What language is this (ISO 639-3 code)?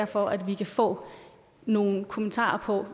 dan